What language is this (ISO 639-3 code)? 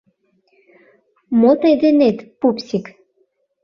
chm